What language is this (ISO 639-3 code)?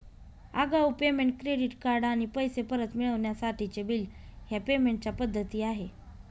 mar